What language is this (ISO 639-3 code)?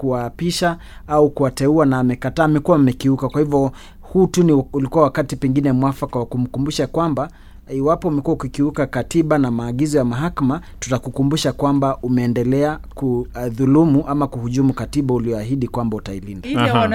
swa